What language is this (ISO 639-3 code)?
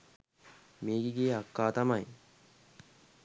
sin